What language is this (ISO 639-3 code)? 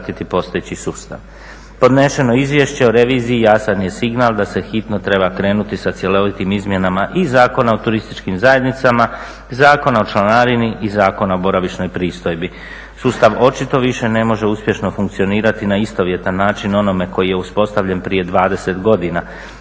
hrv